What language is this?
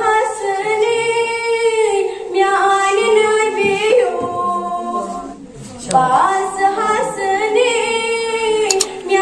Arabic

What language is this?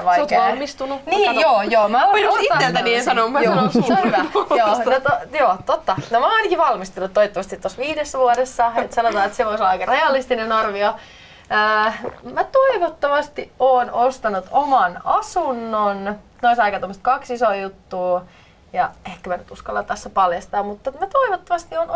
Finnish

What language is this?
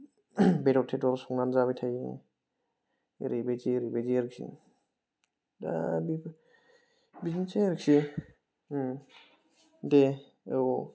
Bodo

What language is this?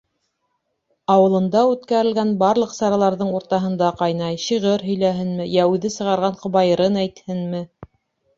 Bashkir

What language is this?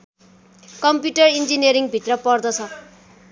Nepali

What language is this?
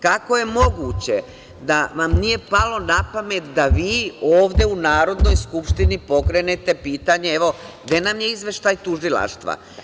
Serbian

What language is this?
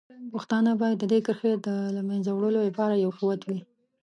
Pashto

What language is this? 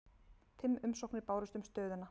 Icelandic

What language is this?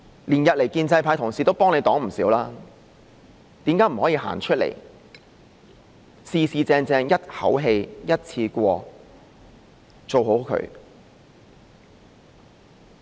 Cantonese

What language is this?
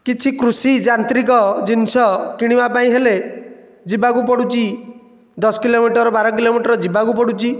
Odia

